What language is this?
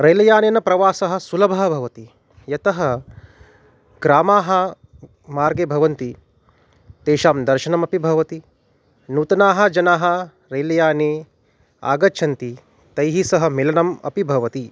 Sanskrit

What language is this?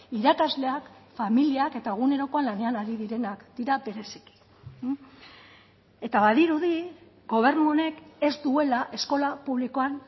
Basque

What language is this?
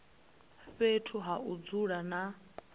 Venda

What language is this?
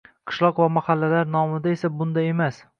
Uzbek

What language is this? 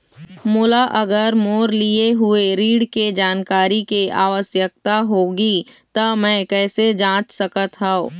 Chhattisgarhi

